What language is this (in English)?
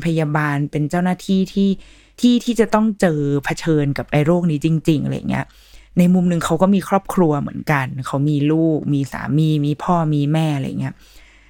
Thai